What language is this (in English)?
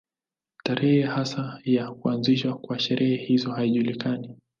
Swahili